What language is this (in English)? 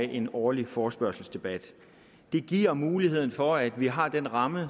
Danish